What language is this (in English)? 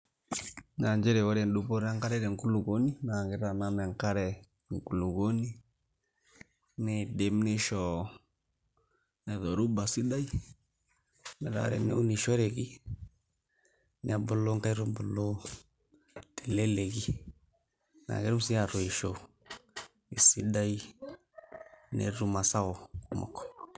Masai